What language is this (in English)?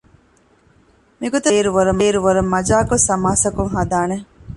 Divehi